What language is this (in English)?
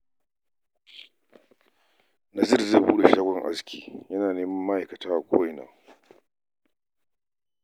Hausa